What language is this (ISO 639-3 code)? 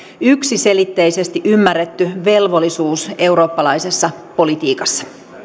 fin